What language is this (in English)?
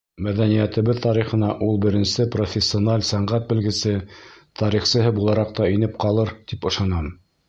Bashkir